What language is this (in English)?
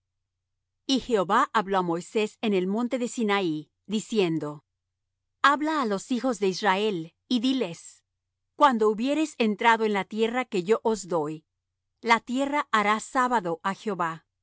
Spanish